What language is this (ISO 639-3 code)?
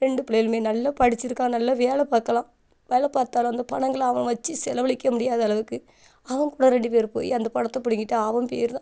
tam